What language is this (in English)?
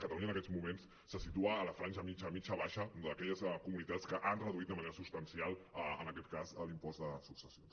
Catalan